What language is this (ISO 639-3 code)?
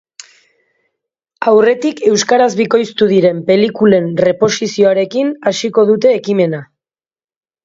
eus